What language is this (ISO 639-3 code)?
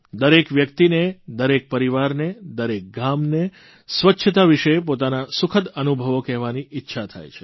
guj